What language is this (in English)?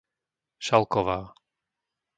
Slovak